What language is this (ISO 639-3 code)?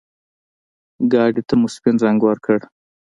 pus